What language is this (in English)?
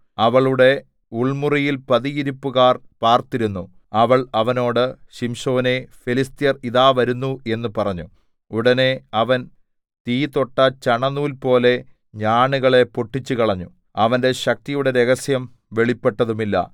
Malayalam